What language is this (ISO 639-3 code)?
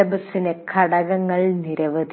mal